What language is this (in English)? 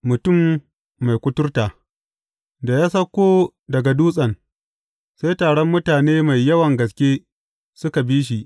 Hausa